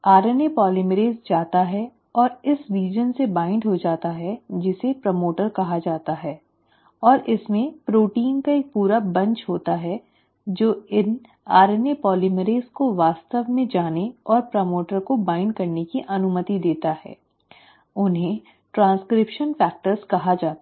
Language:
Hindi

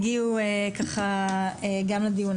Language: Hebrew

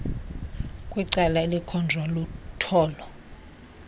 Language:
Xhosa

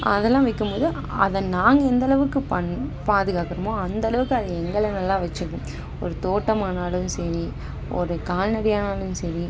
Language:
Tamil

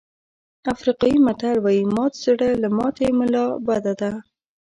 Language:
Pashto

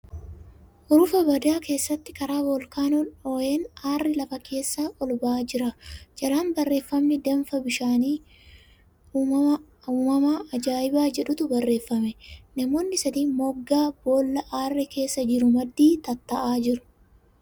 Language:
Oromo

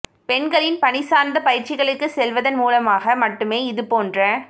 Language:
Tamil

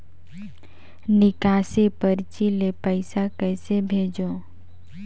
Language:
Chhattisgarhi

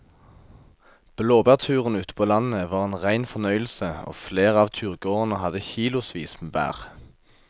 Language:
Norwegian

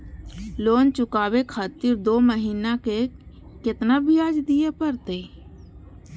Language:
Maithili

